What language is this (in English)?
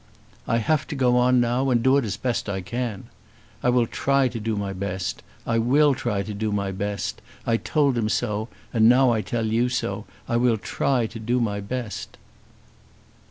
English